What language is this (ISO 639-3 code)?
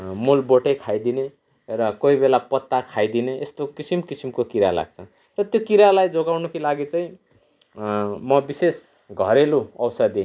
nep